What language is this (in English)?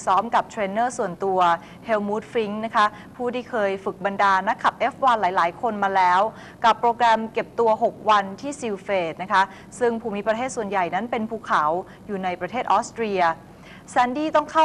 Thai